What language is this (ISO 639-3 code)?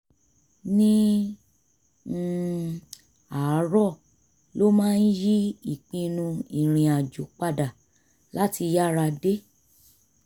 yor